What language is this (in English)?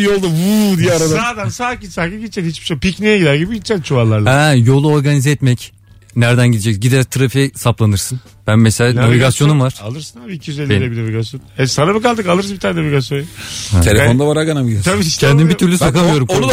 Turkish